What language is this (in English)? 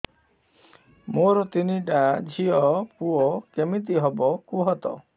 Odia